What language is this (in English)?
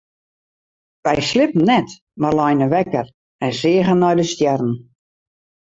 Western Frisian